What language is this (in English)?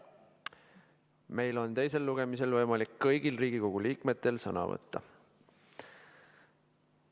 Estonian